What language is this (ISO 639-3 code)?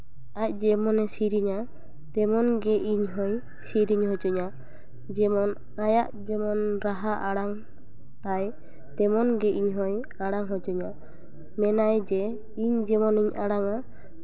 sat